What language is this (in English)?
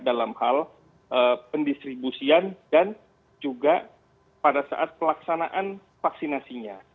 Indonesian